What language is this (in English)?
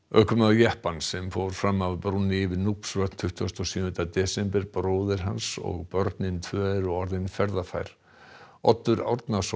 Icelandic